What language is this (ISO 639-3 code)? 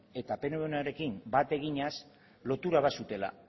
eus